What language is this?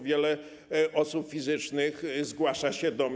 Polish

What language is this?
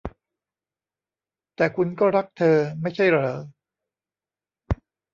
Thai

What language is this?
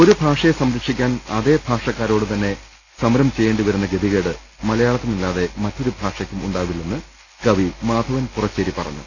Malayalam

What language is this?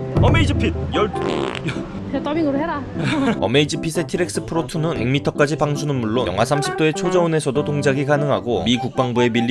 Korean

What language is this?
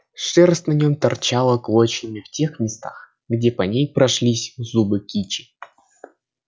Russian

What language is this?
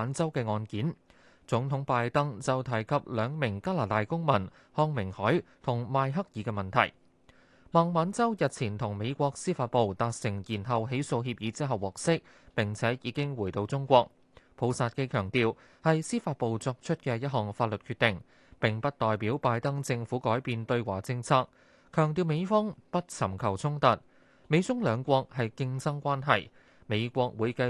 Chinese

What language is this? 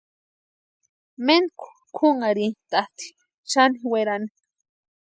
Western Highland Purepecha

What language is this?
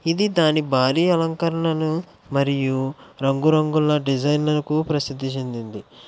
Telugu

